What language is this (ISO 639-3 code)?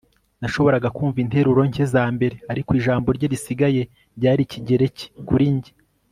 kin